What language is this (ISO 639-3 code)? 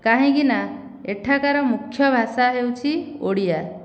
ori